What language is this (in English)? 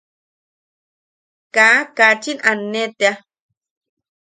Yaqui